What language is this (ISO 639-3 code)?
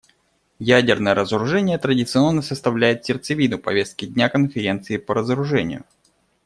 rus